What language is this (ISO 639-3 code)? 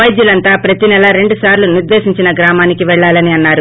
tel